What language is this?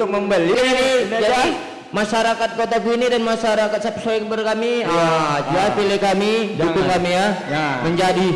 Indonesian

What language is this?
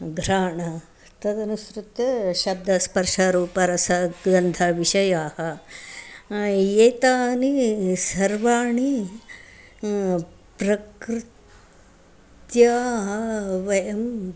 Sanskrit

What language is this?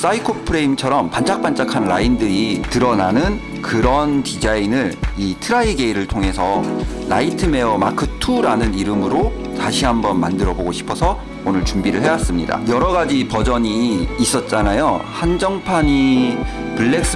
Korean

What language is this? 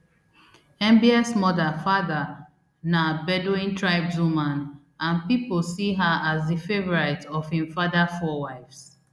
Nigerian Pidgin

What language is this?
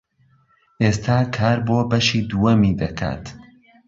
Central Kurdish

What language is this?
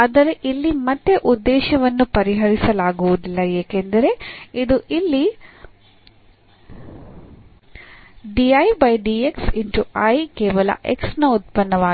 Kannada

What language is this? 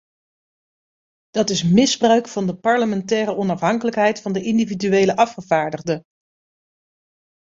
Dutch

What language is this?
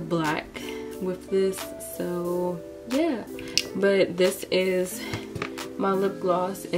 English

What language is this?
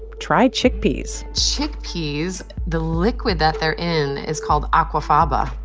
English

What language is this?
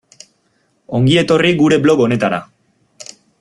Basque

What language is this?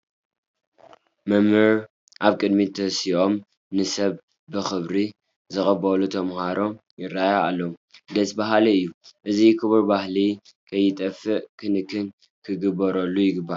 Tigrinya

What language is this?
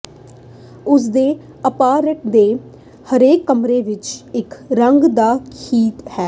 Punjabi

